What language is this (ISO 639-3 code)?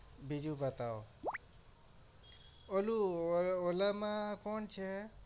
guj